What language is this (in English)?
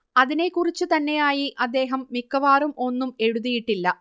Malayalam